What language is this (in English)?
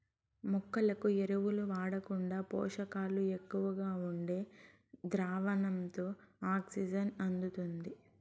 Telugu